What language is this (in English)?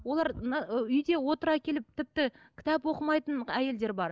Kazakh